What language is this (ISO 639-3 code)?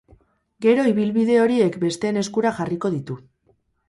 eus